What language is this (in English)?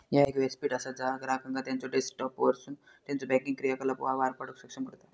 Marathi